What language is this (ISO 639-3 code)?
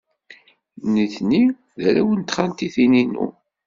kab